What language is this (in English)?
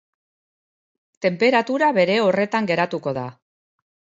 Basque